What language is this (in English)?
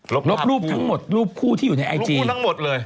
Thai